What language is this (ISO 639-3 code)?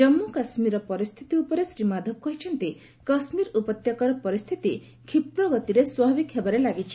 ori